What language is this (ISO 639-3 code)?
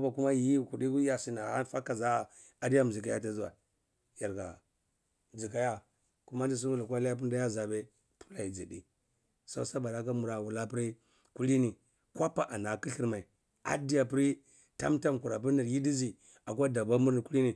ckl